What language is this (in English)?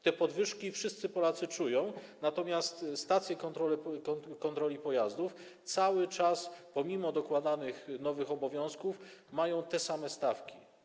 Polish